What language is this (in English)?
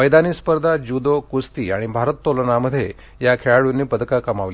Marathi